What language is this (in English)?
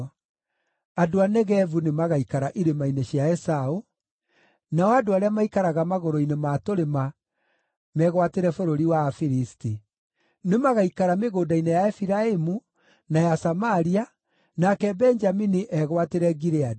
Kikuyu